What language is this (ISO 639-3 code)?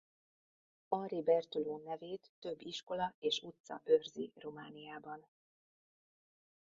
hun